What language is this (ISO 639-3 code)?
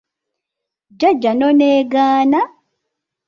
lug